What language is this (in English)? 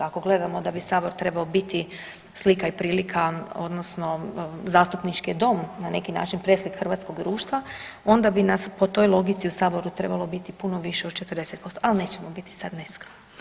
Croatian